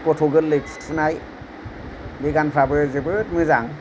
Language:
Bodo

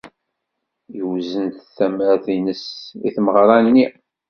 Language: Kabyle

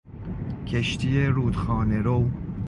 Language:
Persian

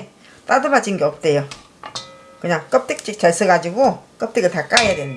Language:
Korean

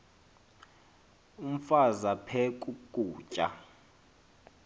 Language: Xhosa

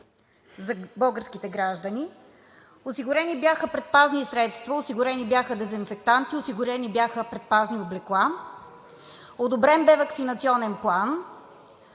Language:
Bulgarian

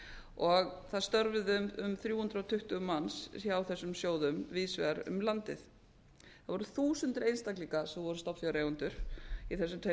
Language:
Icelandic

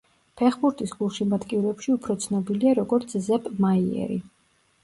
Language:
Georgian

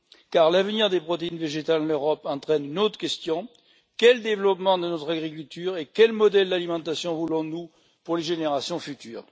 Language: French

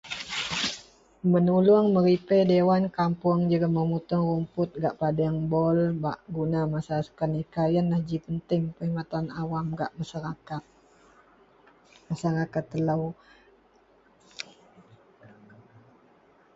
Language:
Central Melanau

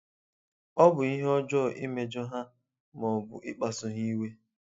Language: Igbo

